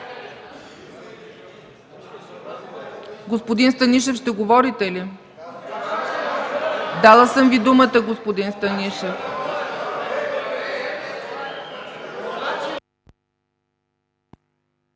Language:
Bulgarian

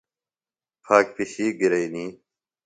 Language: Phalura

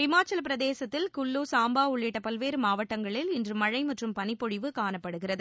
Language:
Tamil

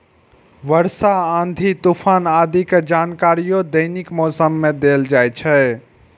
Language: Maithili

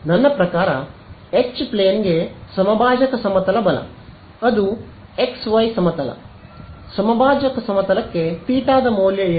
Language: Kannada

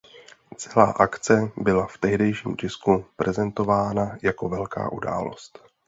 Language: Czech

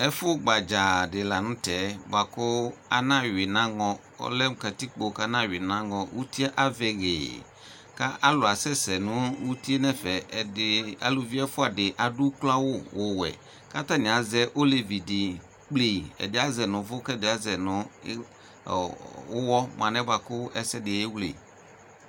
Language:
Ikposo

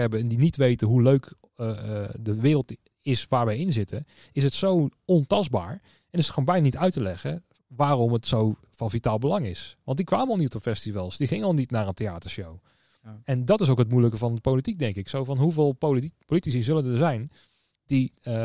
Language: Dutch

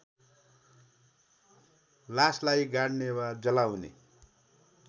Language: Nepali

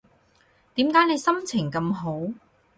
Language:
Cantonese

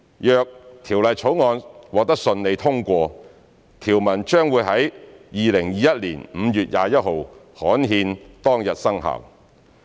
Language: Cantonese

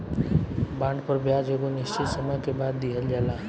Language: Bhojpuri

